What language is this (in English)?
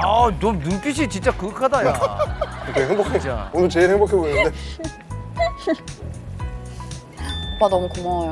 Korean